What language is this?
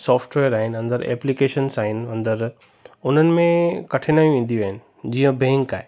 Sindhi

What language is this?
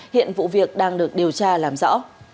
Vietnamese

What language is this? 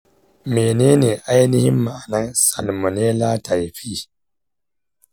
Hausa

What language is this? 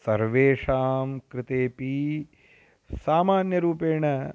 Sanskrit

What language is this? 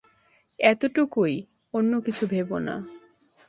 Bangla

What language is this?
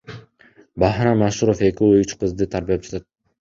Kyrgyz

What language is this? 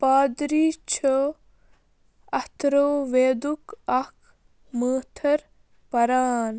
Kashmiri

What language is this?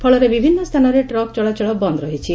Odia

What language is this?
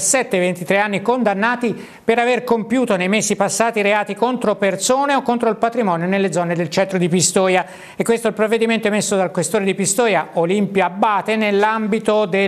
Italian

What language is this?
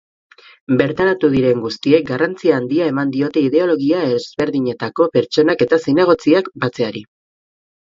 Basque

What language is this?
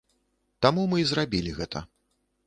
Belarusian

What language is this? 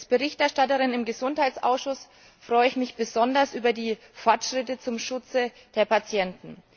German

